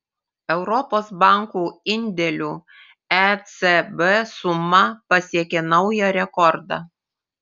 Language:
Lithuanian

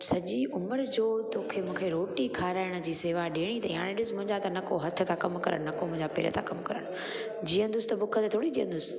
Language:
Sindhi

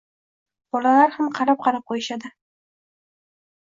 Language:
Uzbek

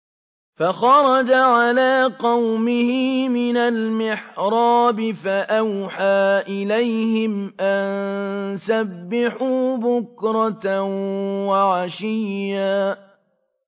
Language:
Arabic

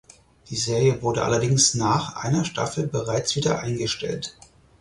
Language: German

